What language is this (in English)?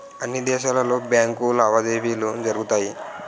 Telugu